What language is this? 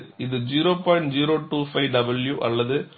Tamil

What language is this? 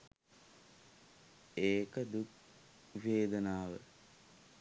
Sinhala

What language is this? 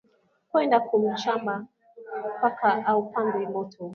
Swahili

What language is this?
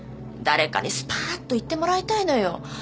Japanese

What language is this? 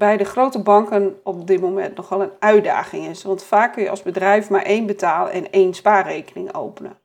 Dutch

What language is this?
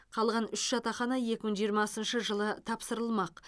Kazakh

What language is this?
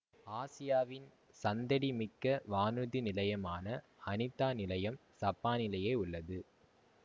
Tamil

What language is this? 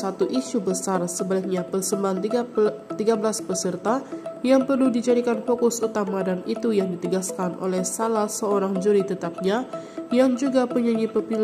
Indonesian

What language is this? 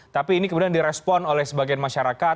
Indonesian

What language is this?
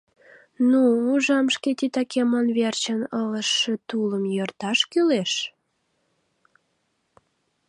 Mari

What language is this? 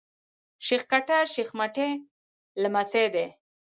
Pashto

